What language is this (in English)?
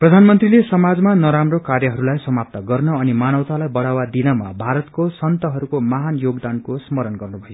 Nepali